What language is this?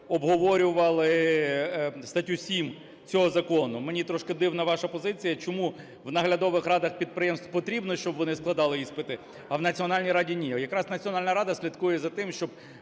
Ukrainian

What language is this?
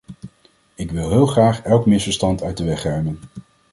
Dutch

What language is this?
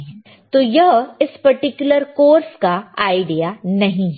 Hindi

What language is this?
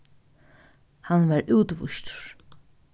Faroese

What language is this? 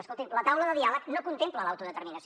Catalan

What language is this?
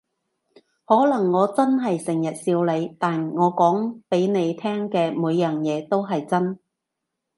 Cantonese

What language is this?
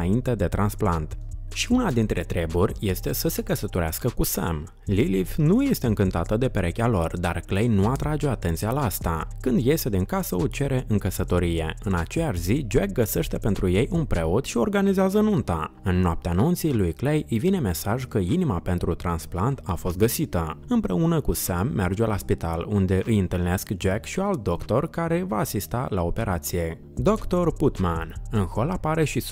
Romanian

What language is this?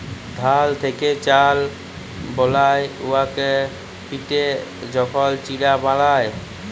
Bangla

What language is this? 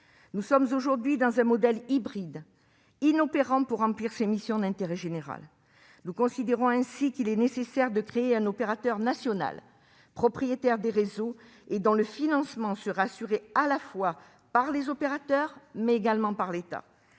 French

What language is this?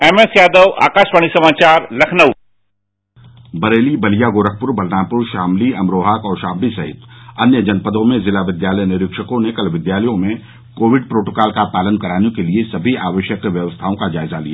Hindi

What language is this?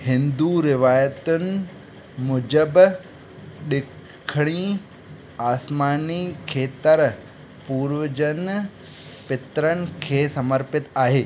Sindhi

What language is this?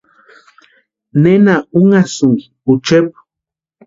Western Highland Purepecha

